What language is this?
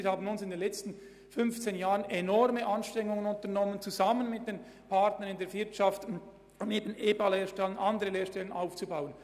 Swiss German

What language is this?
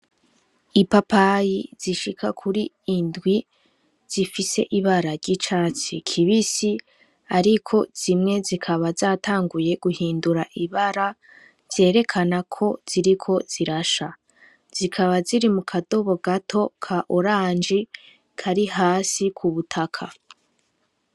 Rundi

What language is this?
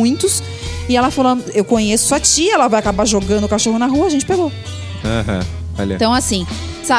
Portuguese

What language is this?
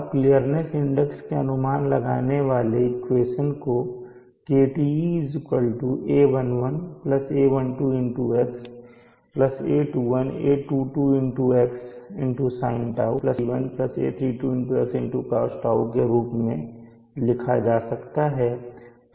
Hindi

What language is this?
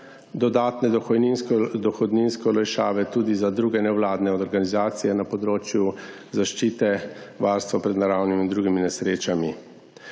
Slovenian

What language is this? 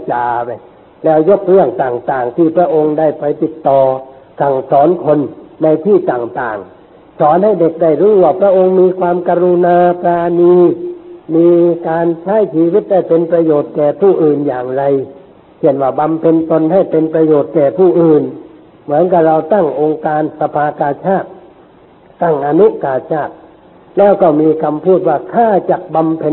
Thai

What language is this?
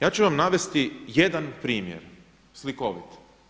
Croatian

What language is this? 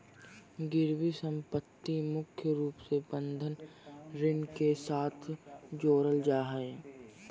Magahi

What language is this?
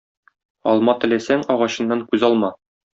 Tatar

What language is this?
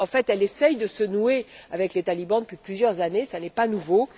French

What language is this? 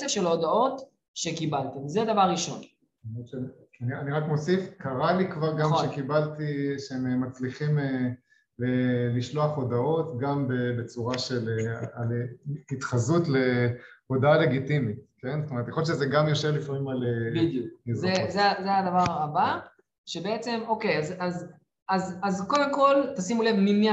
Hebrew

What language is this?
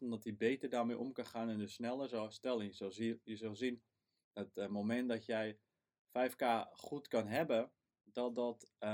Dutch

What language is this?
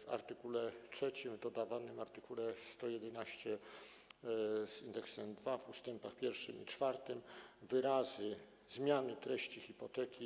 Polish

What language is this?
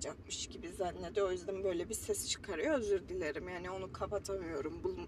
Turkish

